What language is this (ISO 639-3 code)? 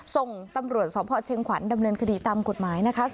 tha